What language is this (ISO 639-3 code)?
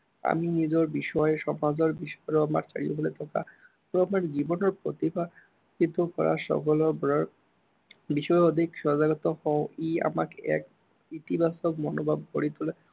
asm